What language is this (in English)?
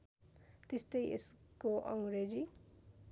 Nepali